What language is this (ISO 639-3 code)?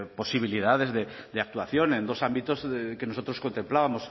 spa